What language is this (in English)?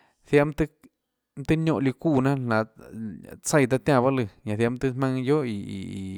Tlacoatzintepec Chinantec